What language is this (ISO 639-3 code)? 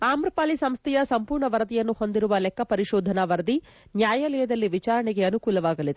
kan